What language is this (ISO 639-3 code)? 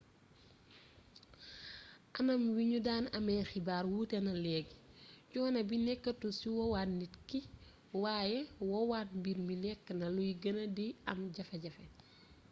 wol